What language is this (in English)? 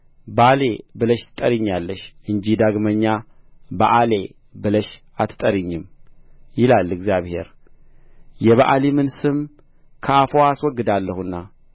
Amharic